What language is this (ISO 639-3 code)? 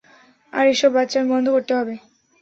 ben